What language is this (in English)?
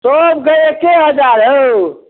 Maithili